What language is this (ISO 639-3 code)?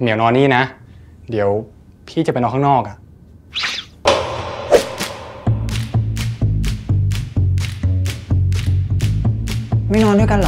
tha